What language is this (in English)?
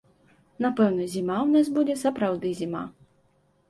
Belarusian